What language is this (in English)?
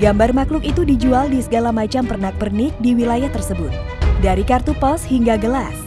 Indonesian